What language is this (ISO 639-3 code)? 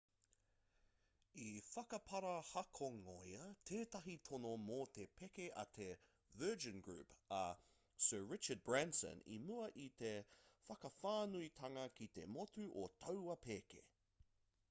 mri